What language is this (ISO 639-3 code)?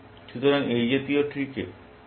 ben